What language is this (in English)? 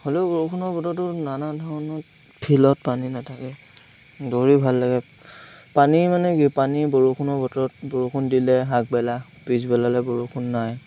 Assamese